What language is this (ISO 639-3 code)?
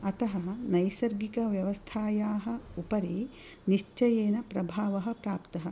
san